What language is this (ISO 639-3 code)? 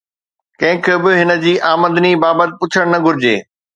snd